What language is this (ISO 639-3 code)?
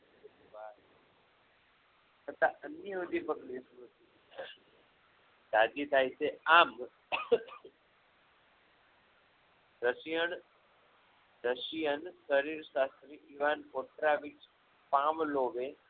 guj